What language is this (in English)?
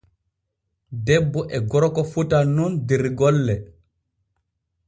Borgu Fulfulde